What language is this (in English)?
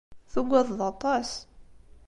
Kabyle